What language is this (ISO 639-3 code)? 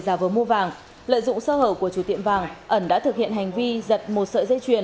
vie